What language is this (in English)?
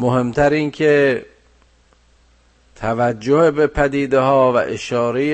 Persian